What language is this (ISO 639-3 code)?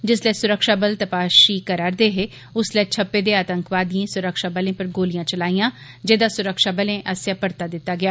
doi